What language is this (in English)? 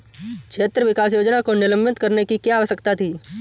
Hindi